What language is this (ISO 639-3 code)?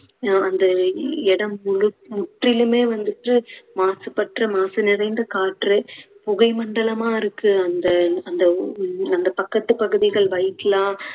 tam